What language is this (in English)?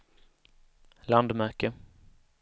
Swedish